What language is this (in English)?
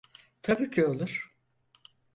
Turkish